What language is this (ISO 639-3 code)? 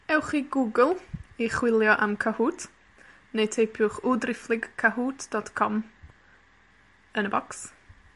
cym